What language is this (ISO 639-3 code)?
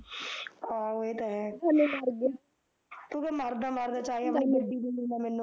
pan